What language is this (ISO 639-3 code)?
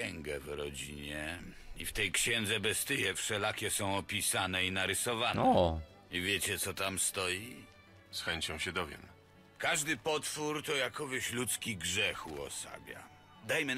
pol